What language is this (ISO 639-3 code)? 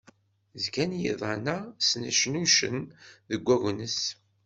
kab